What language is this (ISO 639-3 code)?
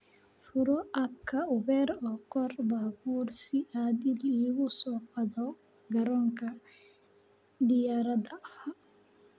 som